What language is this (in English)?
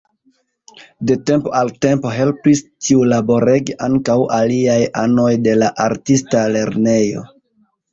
Esperanto